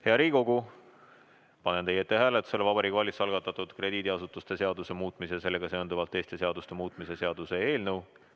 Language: Estonian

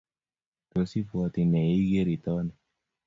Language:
Kalenjin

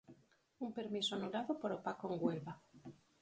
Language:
Galician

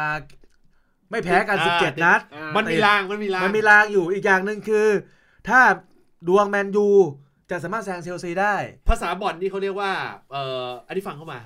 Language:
Thai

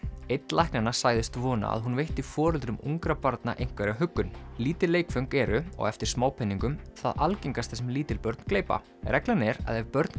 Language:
Icelandic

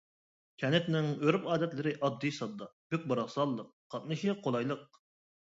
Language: Uyghur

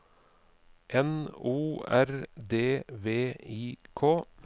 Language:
Norwegian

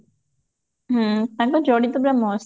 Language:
Odia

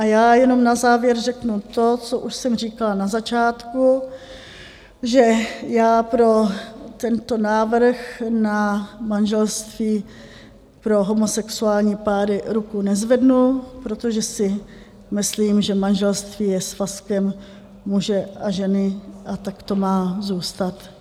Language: Czech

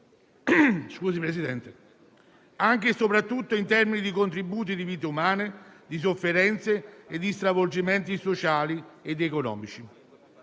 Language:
Italian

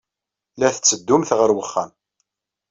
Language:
Kabyle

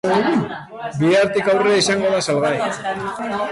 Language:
Basque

